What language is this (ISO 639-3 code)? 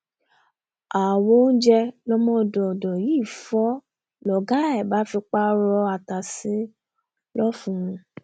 yor